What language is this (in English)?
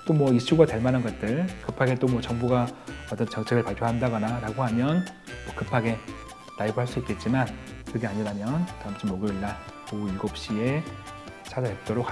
Korean